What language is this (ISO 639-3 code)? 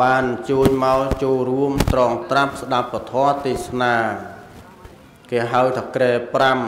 vie